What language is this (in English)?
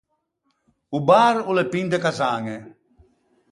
Ligurian